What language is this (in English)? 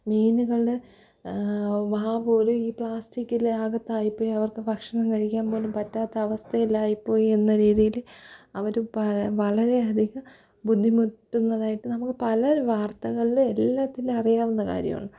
Malayalam